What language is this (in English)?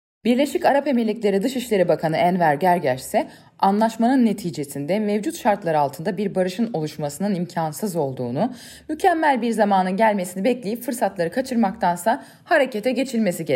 Turkish